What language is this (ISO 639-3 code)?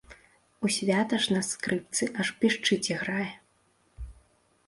bel